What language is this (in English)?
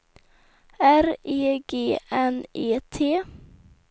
Swedish